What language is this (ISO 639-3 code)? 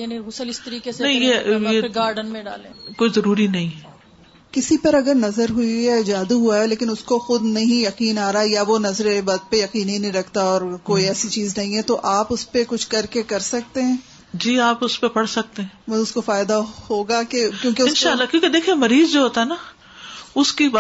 urd